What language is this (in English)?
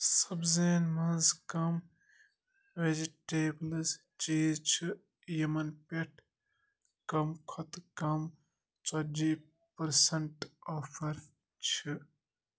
Kashmiri